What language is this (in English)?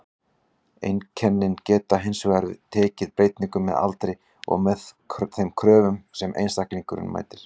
Icelandic